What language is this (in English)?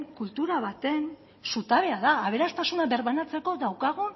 Basque